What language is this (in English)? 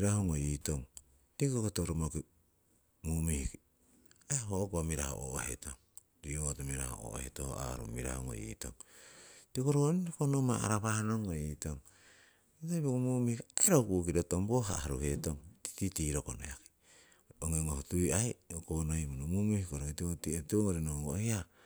Siwai